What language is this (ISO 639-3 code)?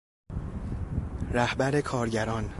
fas